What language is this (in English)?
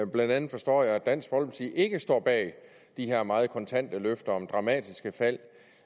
Danish